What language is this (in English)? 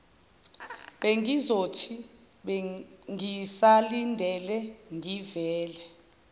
Zulu